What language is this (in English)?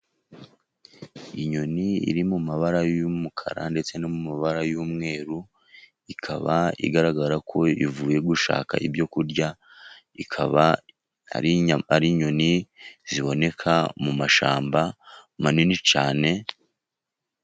Kinyarwanda